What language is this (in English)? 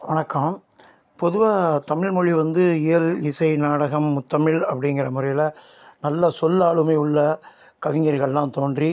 Tamil